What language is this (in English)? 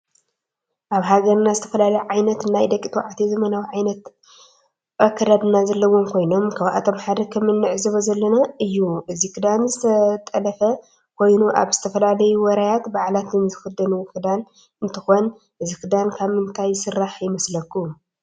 Tigrinya